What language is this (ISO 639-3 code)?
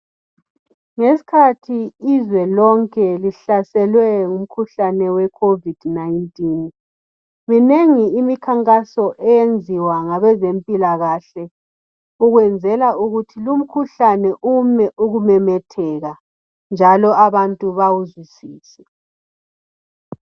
nde